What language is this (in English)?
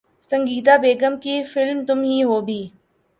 Urdu